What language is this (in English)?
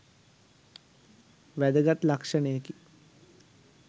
Sinhala